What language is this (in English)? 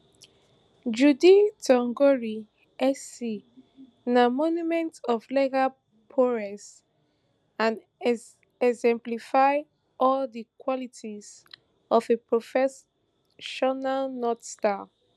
Nigerian Pidgin